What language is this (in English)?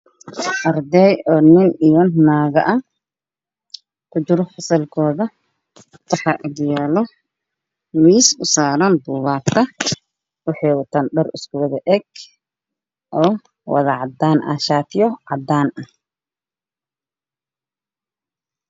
Somali